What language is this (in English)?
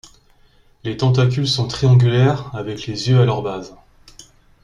French